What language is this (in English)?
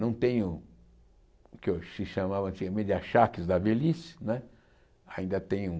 Portuguese